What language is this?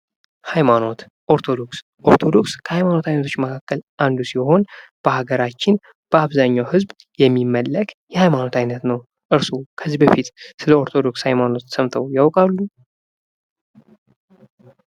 Amharic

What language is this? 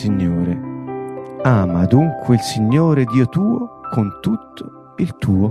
Italian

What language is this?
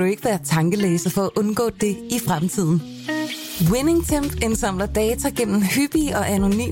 Danish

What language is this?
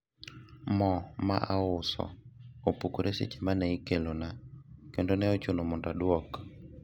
Luo (Kenya and Tanzania)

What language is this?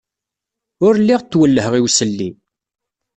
Kabyle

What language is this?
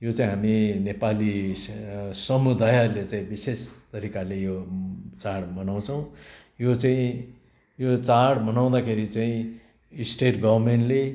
Nepali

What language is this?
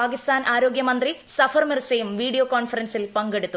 Malayalam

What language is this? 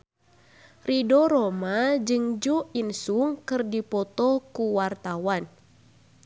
Sundanese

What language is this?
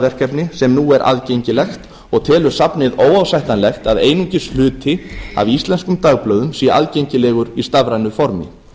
Icelandic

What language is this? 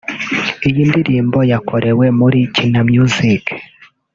Kinyarwanda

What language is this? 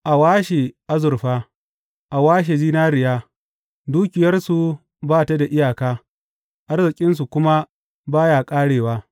Hausa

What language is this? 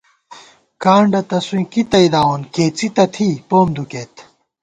Gawar-Bati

